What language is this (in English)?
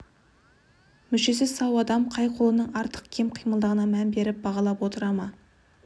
Kazakh